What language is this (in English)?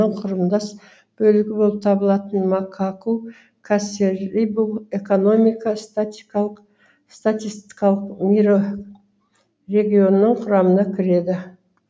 Kazakh